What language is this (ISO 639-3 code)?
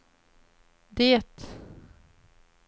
swe